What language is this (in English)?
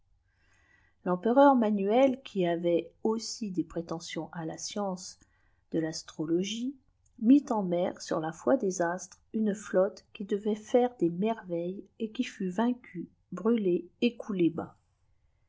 French